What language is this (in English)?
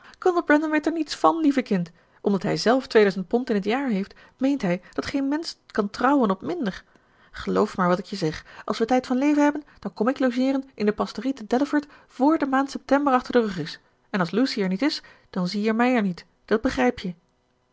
Dutch